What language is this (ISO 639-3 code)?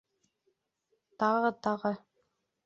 bak